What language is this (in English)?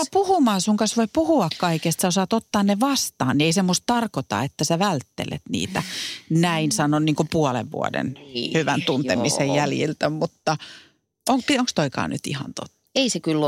Finnish